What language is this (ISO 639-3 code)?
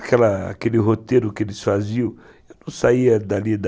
por